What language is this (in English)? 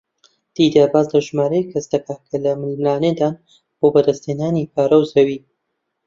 Central Kurdish